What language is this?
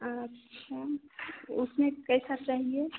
Hindi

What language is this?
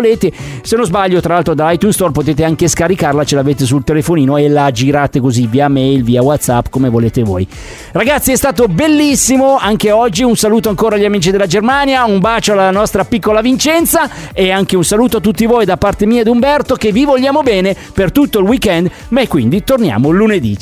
Italian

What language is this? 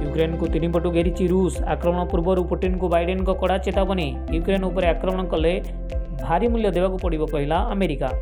Hindi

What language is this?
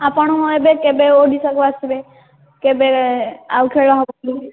Odia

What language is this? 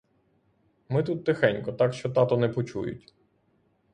Ukrainian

